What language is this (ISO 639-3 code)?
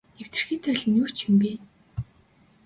mon